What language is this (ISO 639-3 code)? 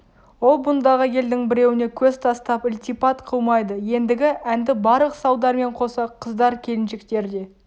kaz